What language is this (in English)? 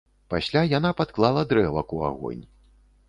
Belarusian